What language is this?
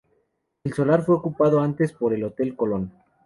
Spanish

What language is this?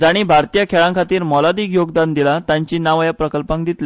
Konkani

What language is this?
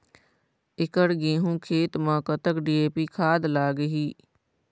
Chhattisgarhi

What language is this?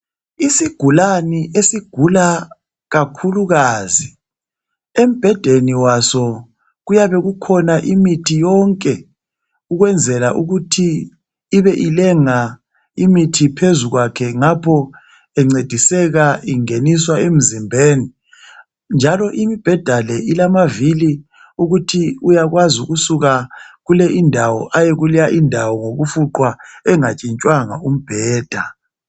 North Ndebele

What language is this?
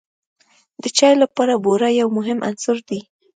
Pashto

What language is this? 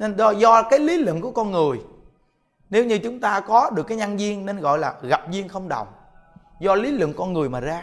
Vietnamese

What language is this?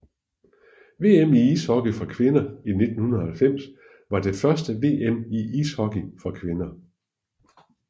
Danish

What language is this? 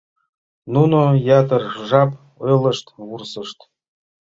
Mari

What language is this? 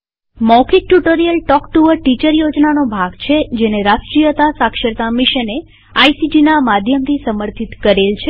Gujarati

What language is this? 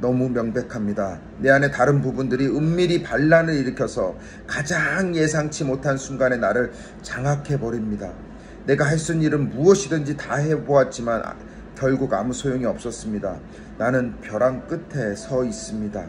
Korean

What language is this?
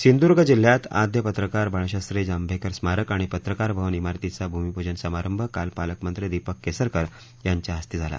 Marathi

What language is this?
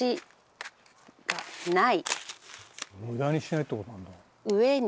Japanese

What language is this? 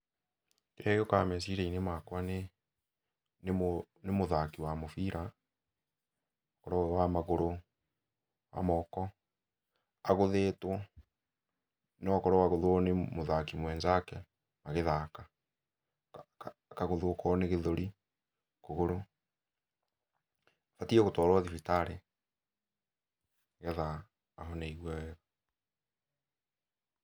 Kikuyu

